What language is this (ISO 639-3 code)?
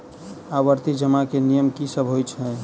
mai